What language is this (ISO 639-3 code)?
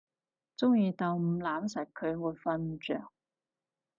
yue